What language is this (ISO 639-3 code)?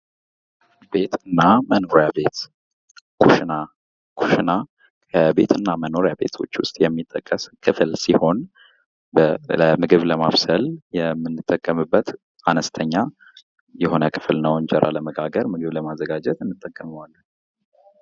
amh